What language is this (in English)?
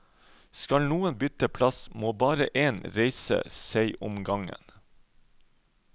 Norwegian